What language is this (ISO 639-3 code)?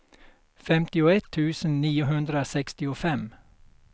swe